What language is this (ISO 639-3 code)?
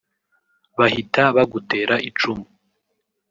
kin